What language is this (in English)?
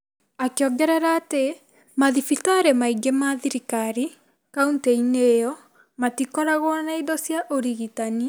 Kikuyu